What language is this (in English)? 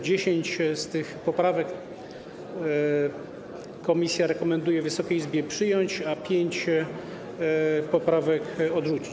Polish